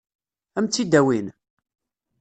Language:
Kabyle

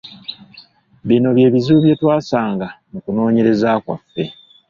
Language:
Ganda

